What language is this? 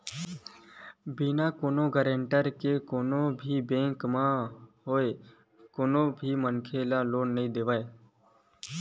Chhattisgarhi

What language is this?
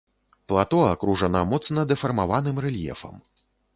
Belarusian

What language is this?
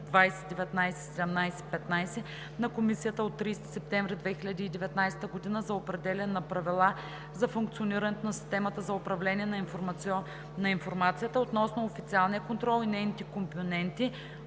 Bulgarian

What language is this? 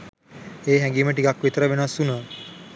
Sinhala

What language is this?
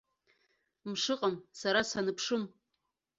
Abkhazian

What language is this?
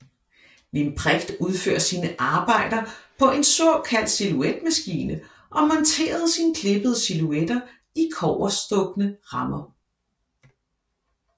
Danish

